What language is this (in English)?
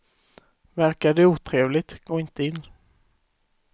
Swedish